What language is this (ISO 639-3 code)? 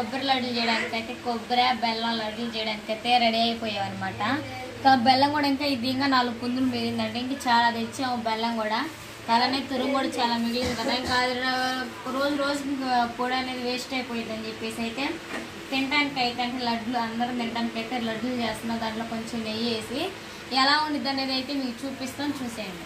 tel